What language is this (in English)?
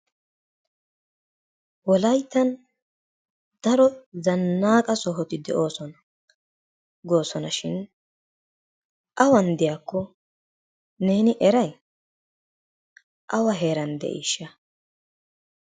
Wolaytta